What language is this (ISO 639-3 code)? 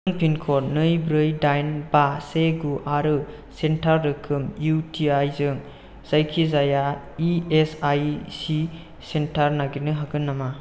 brx